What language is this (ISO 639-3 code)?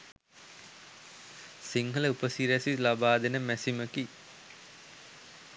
sin